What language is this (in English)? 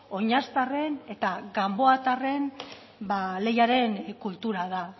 Basque